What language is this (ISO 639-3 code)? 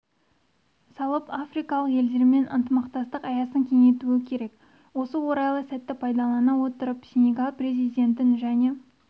kaz